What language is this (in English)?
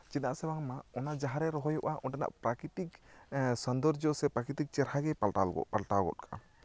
Santali